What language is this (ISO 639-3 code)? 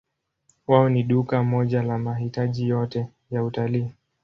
swa